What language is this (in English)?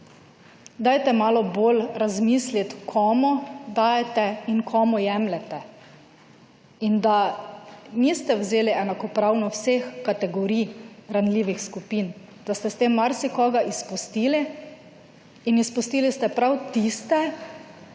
Slovenian